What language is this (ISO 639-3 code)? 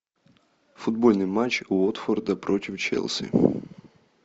rus